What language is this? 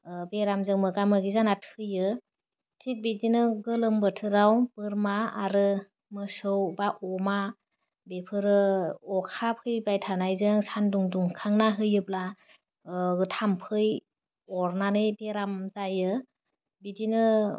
Bodo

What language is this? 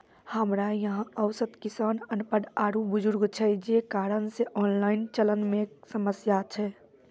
Maithili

